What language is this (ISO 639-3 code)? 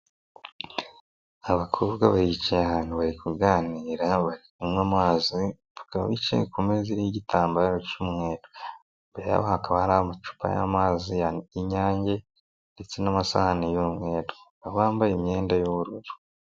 kin